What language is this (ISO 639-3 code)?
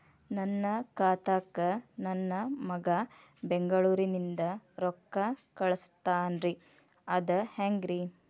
kan